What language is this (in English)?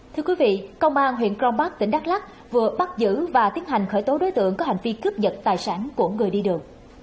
Vietnamese